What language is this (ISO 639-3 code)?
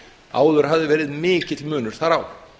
isl